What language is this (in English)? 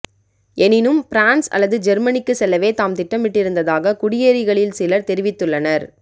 Tamil